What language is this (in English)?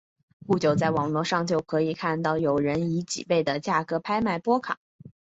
Chinese